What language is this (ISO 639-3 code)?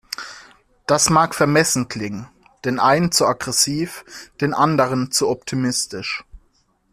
deu